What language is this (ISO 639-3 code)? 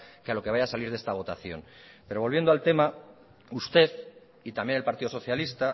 spa